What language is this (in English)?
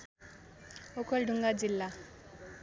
Nepali